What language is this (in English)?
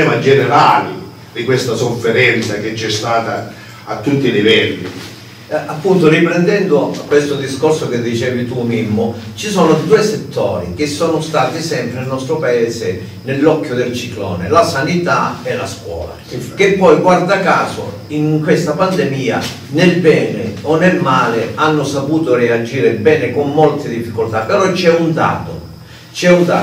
Italian